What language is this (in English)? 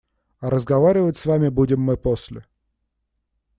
Russian